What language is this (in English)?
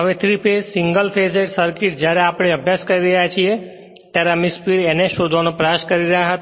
Gujarati